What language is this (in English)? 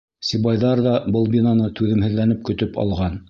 Bashkir